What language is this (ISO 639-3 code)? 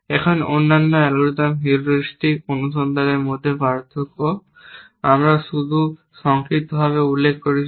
ben